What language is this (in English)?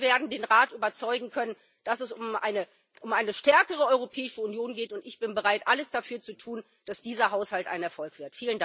German